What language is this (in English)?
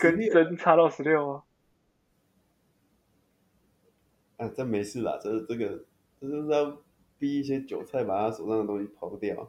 Chinese